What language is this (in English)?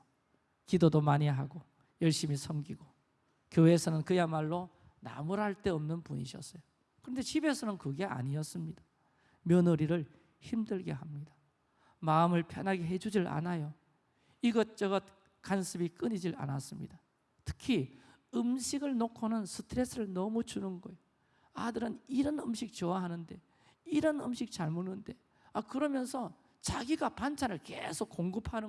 Korean